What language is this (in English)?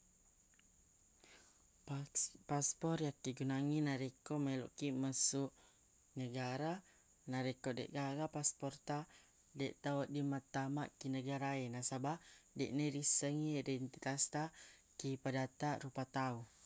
Buginese